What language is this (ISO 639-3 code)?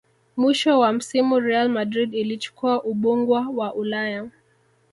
swa